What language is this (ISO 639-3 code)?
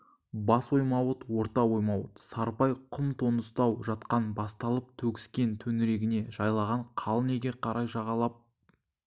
kaz